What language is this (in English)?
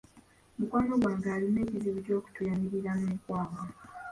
Ganda